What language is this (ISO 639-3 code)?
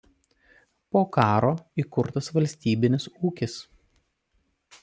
lit